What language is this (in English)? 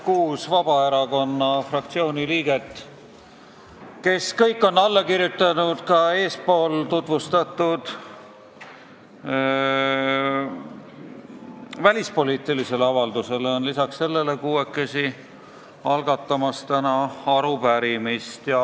Estonian